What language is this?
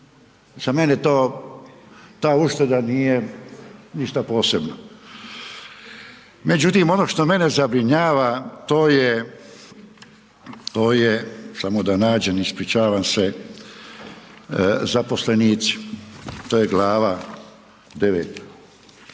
Croatian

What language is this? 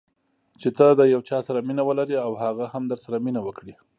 Pashto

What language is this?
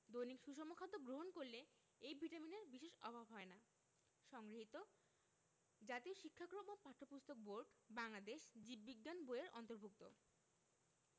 Bangla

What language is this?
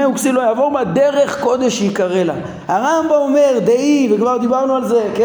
Hebrew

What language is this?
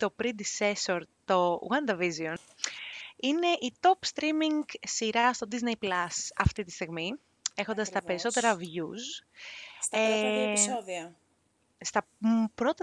Greek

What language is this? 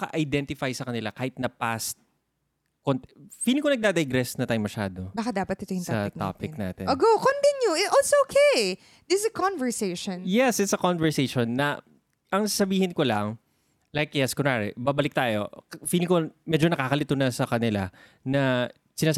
Filipino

